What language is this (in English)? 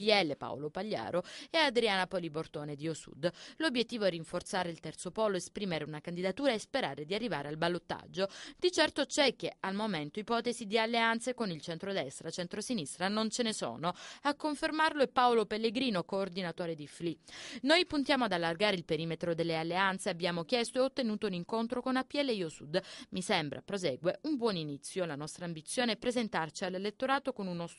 Italian